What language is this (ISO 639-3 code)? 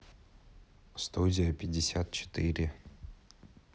rus